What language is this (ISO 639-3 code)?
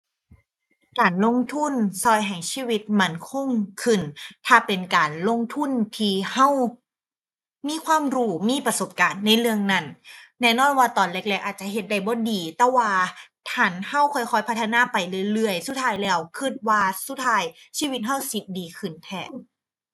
tha